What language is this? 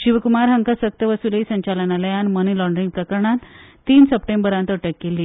Konkani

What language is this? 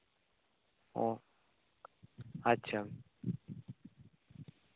Santali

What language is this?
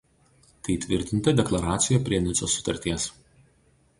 Lithuanian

